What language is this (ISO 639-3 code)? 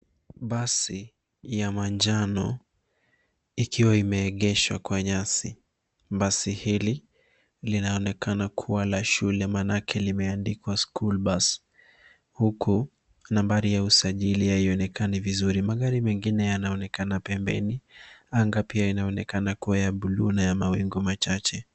swa